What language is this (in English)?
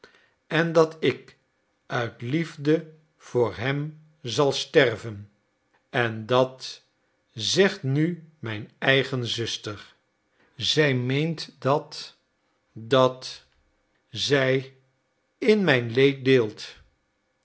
Dutch